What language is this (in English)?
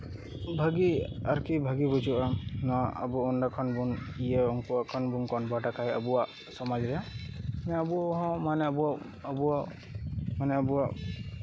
Santali